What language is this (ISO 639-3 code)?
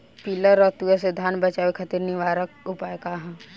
bho